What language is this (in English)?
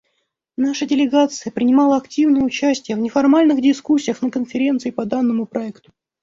Russian